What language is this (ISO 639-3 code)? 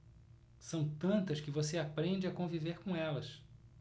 por